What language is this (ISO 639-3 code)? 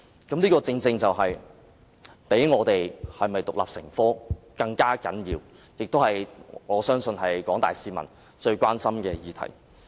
yue